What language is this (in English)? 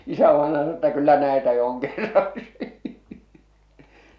Finnish